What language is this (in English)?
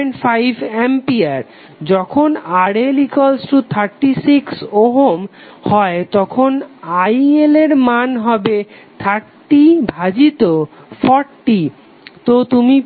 Bangla